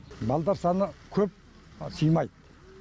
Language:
Kazakh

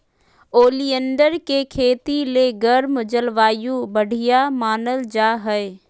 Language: Magahi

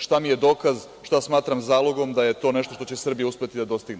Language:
Serbian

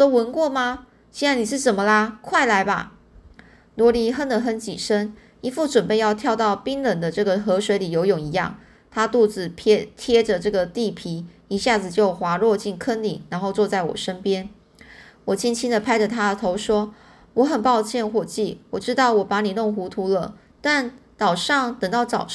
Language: Chinese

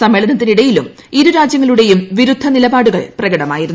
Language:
Malayalam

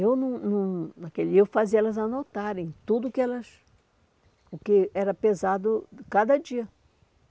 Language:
Portuguese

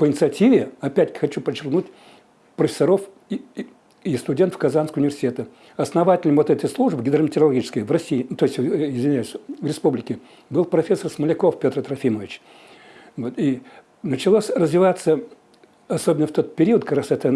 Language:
Russian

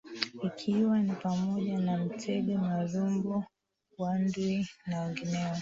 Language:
Swahili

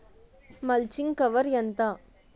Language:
Telugu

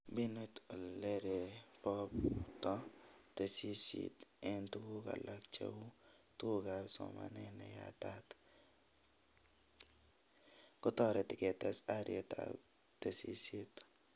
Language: Kalenjin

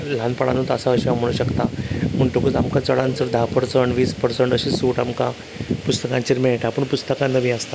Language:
Konkani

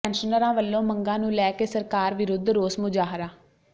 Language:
Punjabi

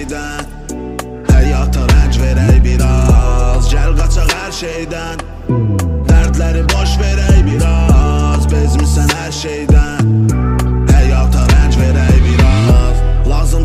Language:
Turkish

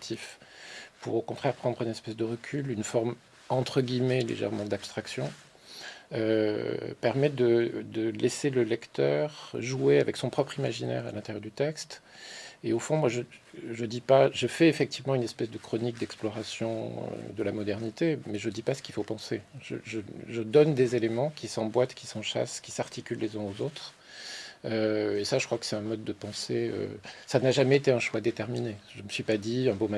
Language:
French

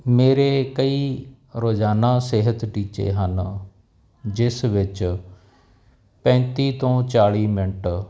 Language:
Punjabi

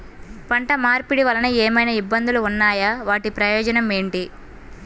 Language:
Telugu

